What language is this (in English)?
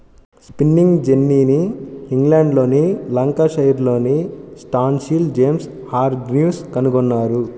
Telugu